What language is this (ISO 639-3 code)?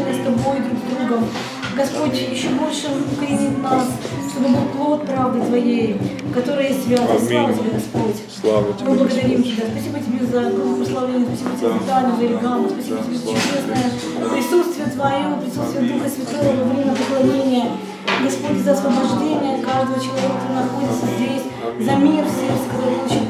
rus